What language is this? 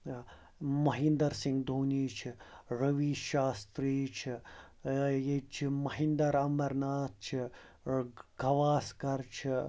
Kashmiri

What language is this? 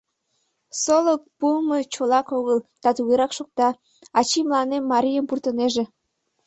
Mari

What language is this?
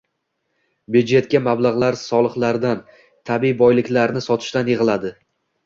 Uzbek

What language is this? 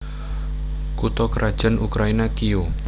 Javanese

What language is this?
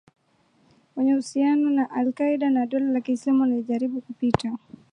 Swahili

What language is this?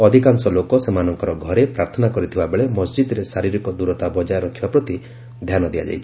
Odia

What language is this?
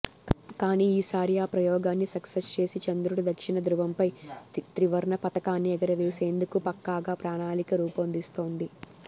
Telugu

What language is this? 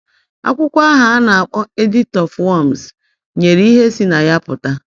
Igbo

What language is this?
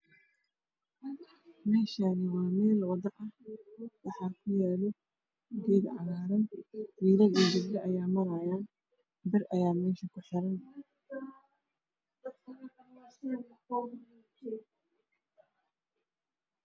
Somali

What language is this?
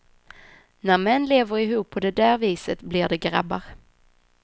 Swedish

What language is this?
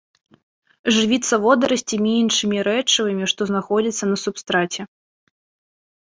Belarusian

